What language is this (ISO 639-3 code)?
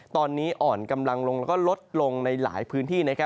tha